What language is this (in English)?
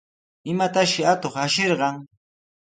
Sihuas Ancash Quechua